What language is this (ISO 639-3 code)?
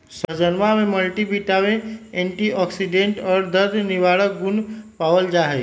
mag